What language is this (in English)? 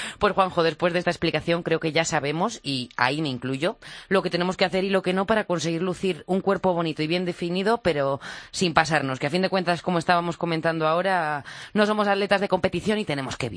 Spanish